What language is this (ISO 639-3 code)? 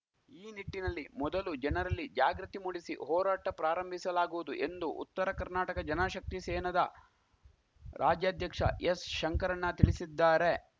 kan